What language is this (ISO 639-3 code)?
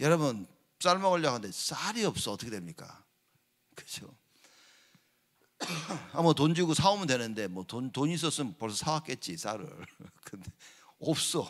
kor